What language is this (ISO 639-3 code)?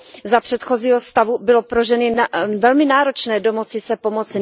ces